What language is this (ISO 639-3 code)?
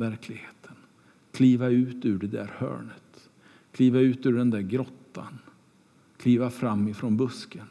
swe